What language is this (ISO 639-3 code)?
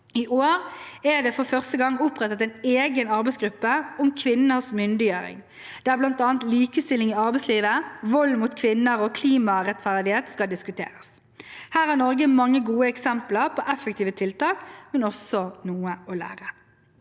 nor